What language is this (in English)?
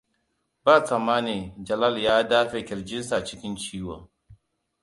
Hausa